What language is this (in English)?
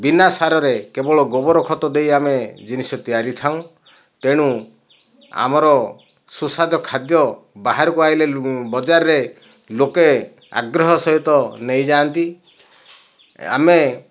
Odia